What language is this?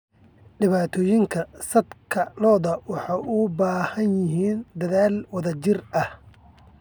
Somali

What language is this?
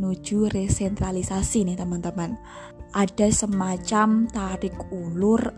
Indonesian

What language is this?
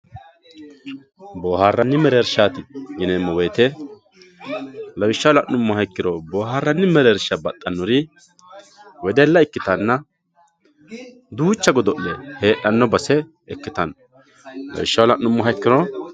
Sidamo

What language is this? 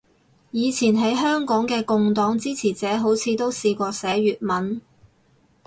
Cantonese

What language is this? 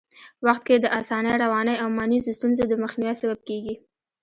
Pashto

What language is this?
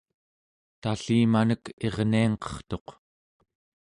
Central Yupik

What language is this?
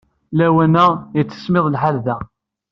Kabyle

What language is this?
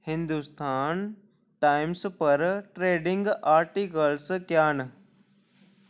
Dogri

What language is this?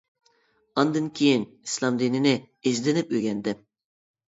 Uyghur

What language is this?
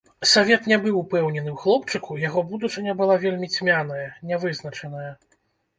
Belarusian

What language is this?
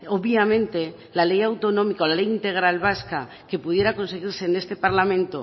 Spanish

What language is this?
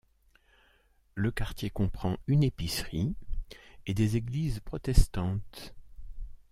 French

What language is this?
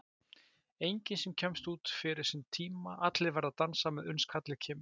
Icelandic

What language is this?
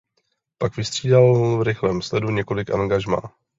Czech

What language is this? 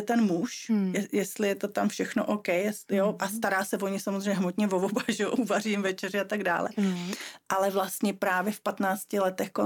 Czech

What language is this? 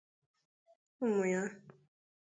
Igbo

